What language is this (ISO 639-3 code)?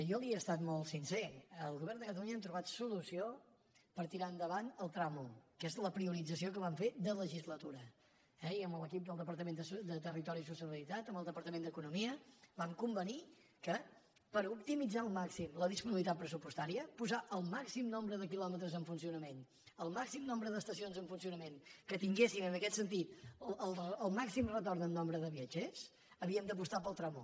cat